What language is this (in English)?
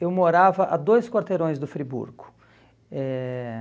Portuguese